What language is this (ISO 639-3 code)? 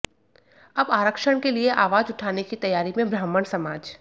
hin